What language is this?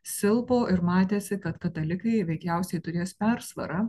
Lithuanian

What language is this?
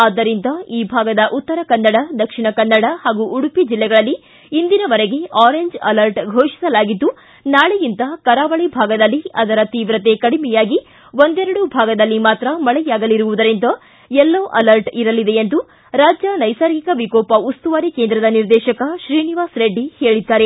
Kannada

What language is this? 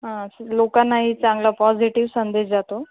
Marathi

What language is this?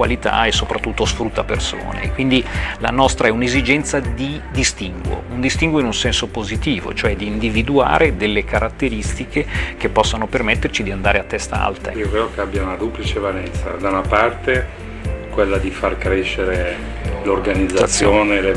Italian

